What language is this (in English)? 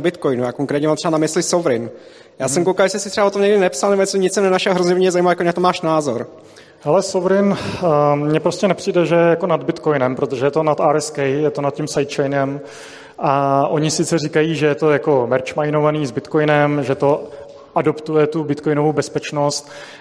Czech